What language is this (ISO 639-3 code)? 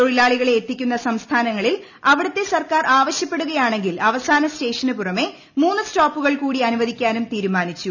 mal